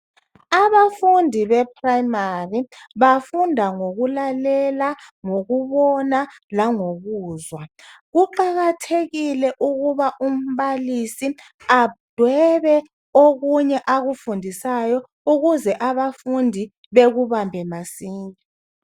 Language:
North Ndebele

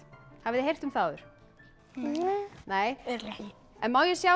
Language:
Icelandic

